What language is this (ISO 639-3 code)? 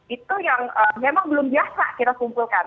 ind